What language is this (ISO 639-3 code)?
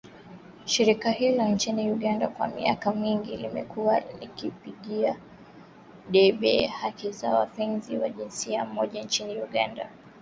swa